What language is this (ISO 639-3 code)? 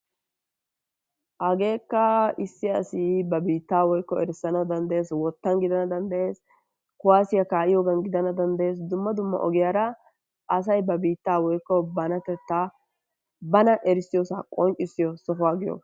wal